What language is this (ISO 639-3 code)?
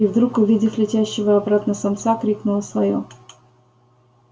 rus